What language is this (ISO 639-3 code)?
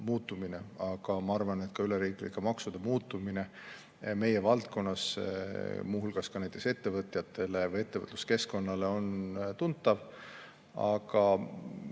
est